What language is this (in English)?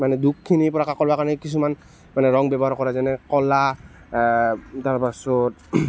Assamese